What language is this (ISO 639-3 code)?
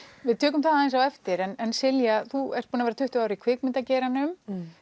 isl